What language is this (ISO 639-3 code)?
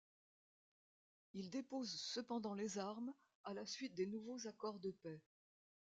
fra